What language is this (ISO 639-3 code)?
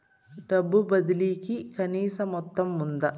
tel